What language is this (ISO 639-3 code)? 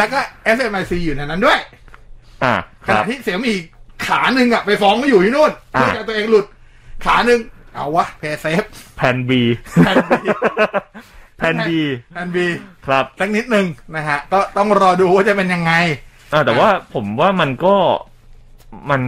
tha